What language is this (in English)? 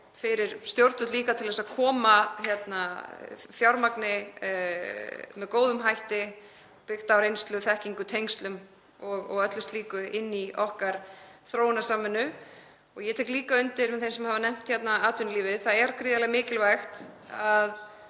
Icelandic